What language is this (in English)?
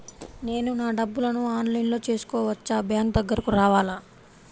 Telugu